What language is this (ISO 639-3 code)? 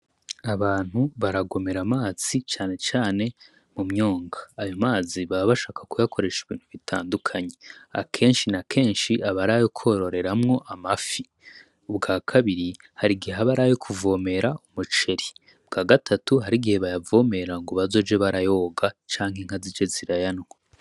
run